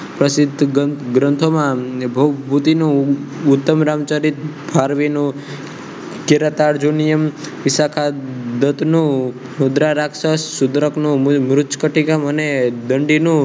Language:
Gujarati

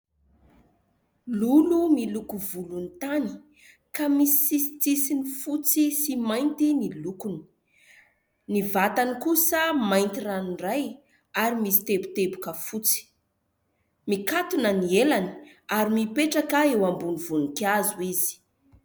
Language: Malagasy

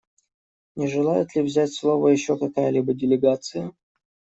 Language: Russian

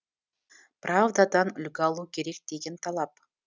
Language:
Kazakh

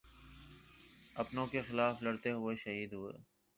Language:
Urdu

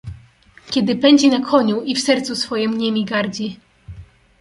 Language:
Polish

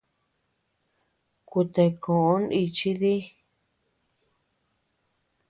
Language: Tepeuxila Cuicatec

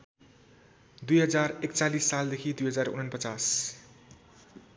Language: Nepali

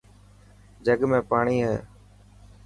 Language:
Dhatki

